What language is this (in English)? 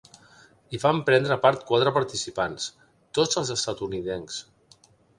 Catalan